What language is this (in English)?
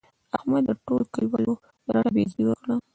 Pashto